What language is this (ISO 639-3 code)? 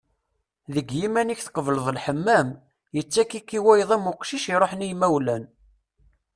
kab